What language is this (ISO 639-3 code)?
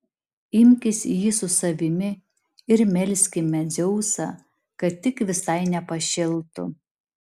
lit